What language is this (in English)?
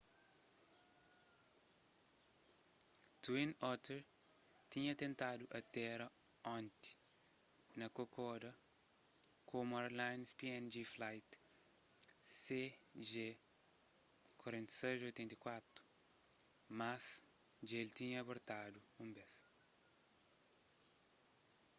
Kabuverdianu